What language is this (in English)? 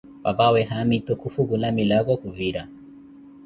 Koti